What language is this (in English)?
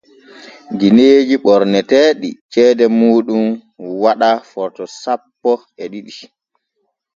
Borgu Fulfulde